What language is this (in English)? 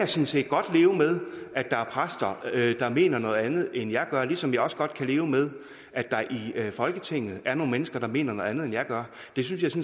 Danish